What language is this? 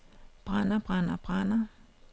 Danish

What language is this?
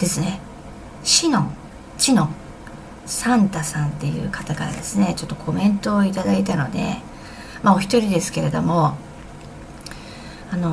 Japanese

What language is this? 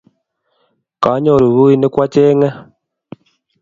Kalenjin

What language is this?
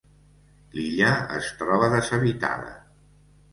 Catalan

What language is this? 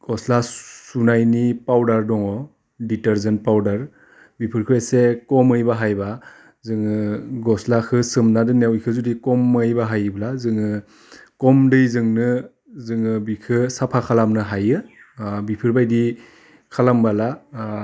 Bodo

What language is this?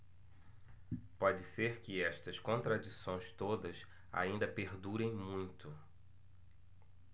Portuguese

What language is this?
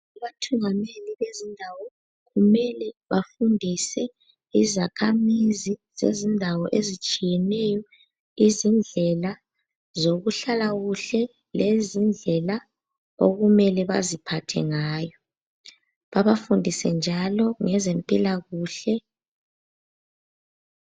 North Ndebele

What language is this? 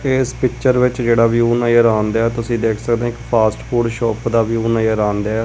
Punjabi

